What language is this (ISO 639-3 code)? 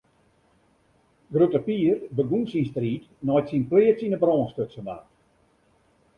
fry